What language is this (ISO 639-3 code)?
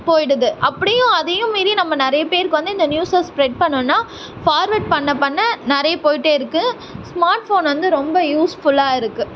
tam